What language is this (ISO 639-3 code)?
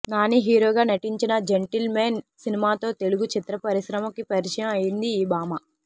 tel